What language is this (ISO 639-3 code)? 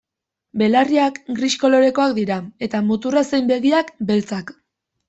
eus